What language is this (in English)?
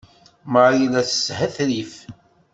Kabyle